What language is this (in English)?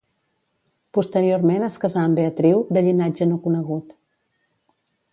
Catalan